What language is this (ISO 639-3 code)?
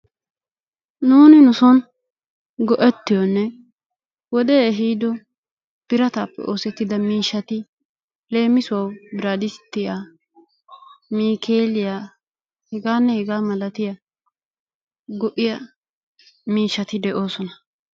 wal